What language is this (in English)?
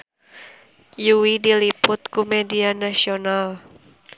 Sundanese